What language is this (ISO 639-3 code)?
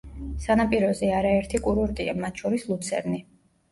kat